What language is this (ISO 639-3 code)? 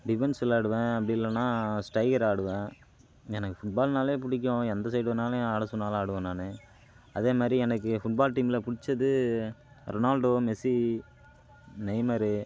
tam